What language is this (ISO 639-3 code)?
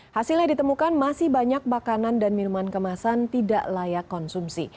ind